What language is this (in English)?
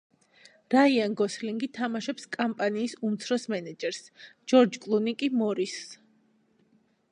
Georgian